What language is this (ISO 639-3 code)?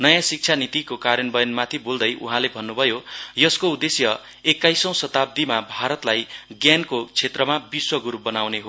nep